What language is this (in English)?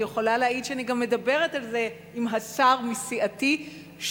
Hebrew